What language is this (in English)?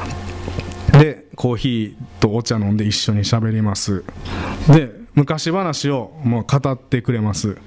Japanese